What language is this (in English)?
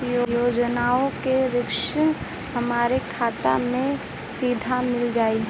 Bhojpuri